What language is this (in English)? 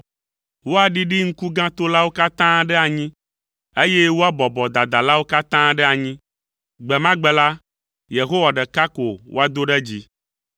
Ewe